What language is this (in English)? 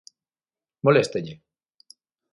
Galician